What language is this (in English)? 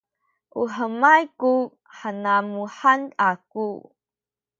Sakizaya